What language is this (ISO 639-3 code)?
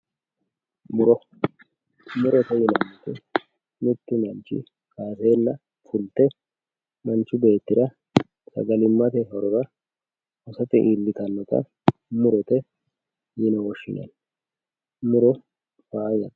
sid